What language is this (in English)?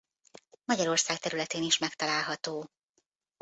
Hungarian